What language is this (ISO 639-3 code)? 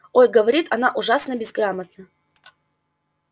rus